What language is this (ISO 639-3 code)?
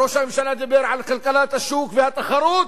heb